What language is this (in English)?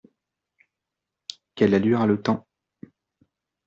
French